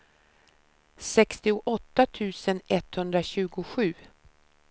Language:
Swedish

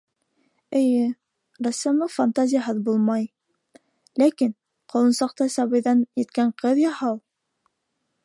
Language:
Bashkir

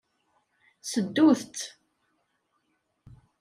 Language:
Kabyle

